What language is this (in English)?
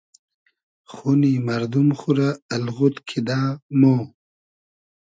Hazaragi